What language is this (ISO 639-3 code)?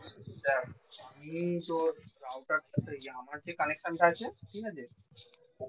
ben